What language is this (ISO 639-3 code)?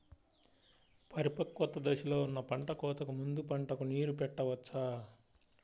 tel